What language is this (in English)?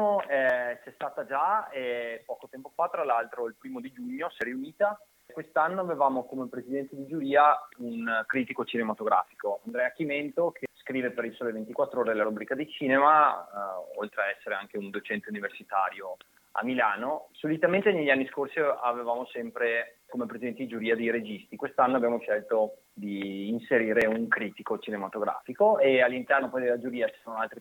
Italian